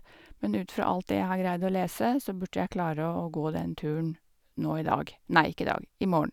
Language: Norwegian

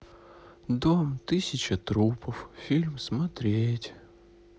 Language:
Russian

